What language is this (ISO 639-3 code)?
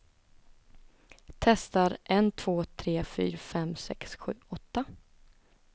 swe